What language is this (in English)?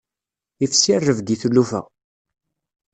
Kabyle